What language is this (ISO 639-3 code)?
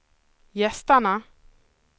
swe